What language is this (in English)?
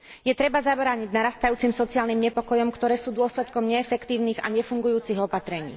Slovak